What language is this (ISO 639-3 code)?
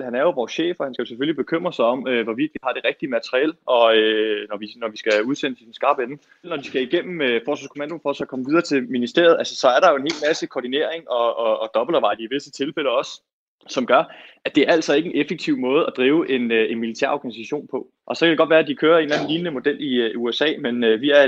dan